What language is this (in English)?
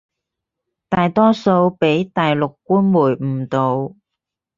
Cantonese